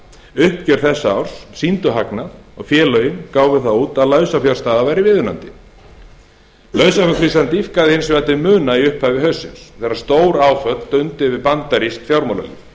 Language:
Icelandic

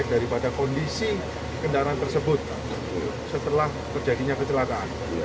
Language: Indonesian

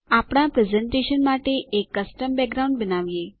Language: Gujarati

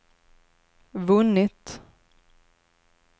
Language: Swedish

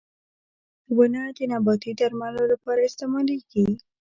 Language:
Pashto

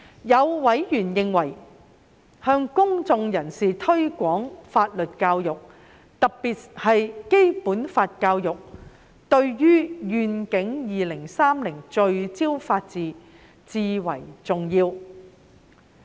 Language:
Cantonese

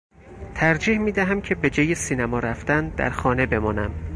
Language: Persian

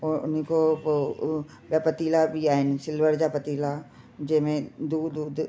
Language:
Sindhi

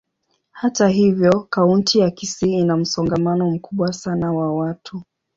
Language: Swahili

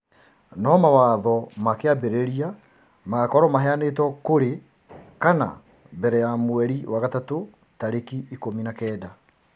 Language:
Kikuyu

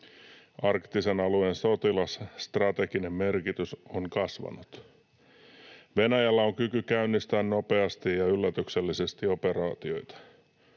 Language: Finnish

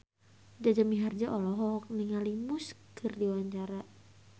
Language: Sundanese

